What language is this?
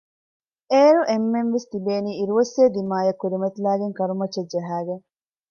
Divehi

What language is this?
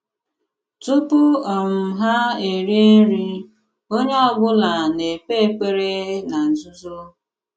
Igbo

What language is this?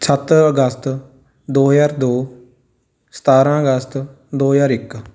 Punjabi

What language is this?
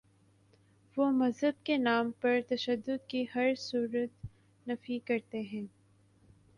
Urdu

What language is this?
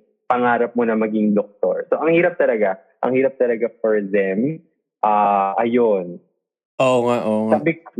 Filipino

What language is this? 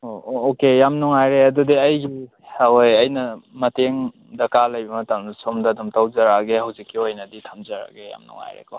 Manipuri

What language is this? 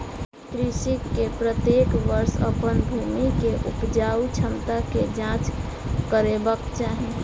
Maithili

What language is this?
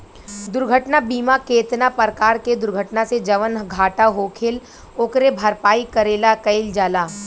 Bhojpuri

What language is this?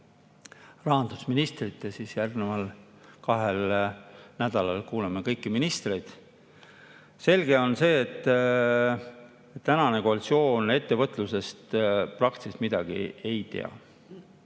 Estonian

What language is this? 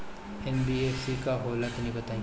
Bhojpuri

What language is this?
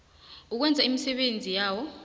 South Ndebele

